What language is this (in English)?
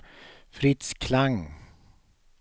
Swedish